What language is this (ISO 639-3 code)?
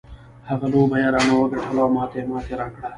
pus